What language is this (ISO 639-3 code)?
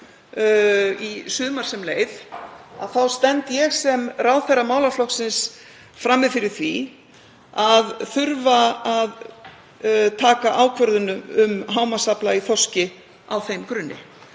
isl